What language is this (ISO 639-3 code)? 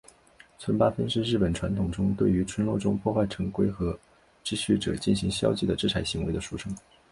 zho